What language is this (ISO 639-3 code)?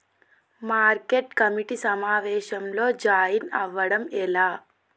tel